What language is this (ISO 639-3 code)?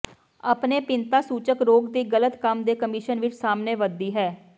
pan